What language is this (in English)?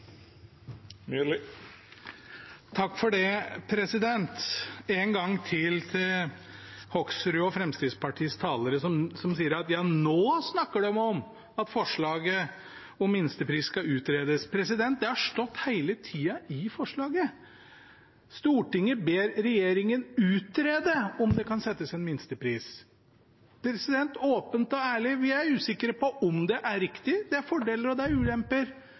Norwegian Bokmål